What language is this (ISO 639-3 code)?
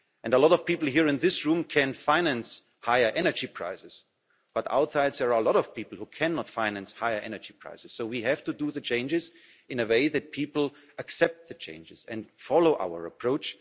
eng